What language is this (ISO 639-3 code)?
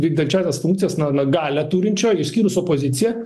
lit